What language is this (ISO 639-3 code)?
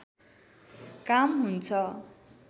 nep